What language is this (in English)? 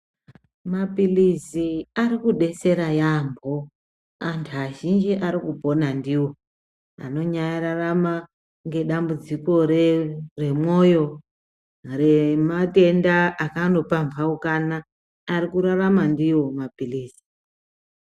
Ndau